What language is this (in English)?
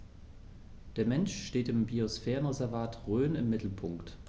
German